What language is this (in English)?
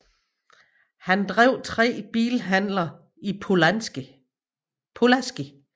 Danish